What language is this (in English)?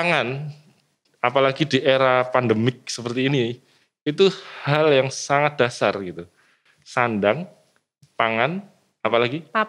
Indonesian